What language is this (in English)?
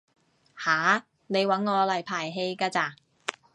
Cantonese